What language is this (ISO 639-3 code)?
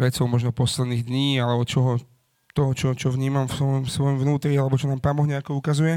slk